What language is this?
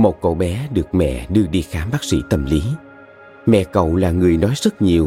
Vietnamese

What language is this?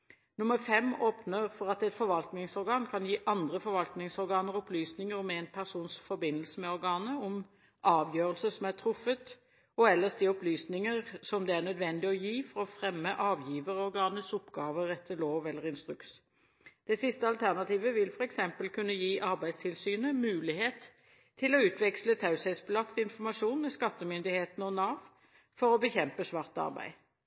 Norwegian Bokmål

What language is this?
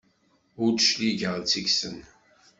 Kabyle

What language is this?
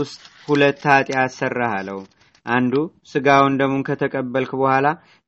Amharic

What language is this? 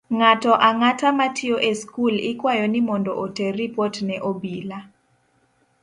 Luo (Kenya and Tanzania)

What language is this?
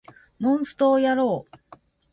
Japanese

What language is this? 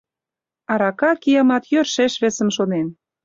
Mari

